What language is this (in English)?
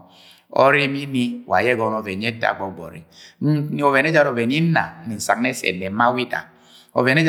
Agwagwune